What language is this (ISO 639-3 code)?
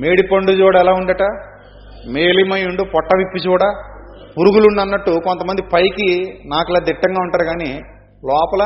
tel